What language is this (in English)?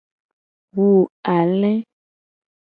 Gen